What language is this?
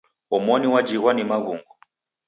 Taita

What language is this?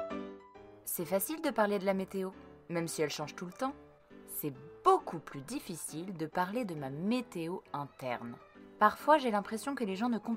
French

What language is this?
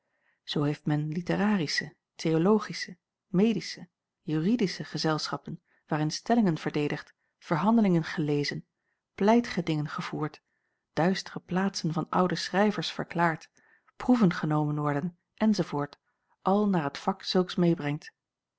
Dutch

